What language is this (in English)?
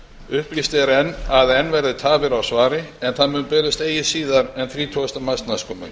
Icelandic